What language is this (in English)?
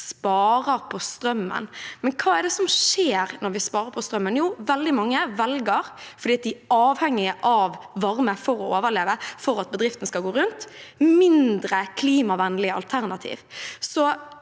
Norwegian